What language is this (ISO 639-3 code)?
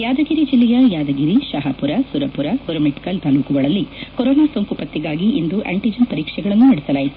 kan